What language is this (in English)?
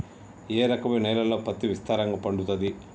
Telugu